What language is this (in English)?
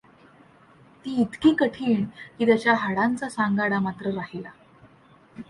Marathi